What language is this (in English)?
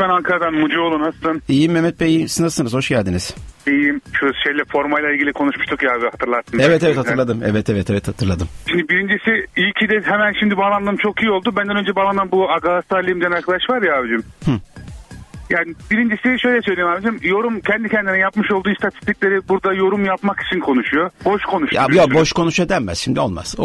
Turkish